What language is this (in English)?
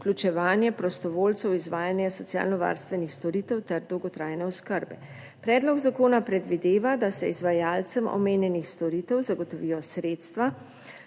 Slovenian